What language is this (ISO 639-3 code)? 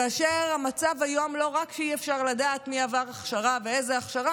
heb